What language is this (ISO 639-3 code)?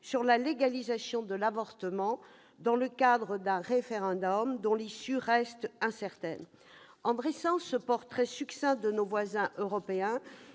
fra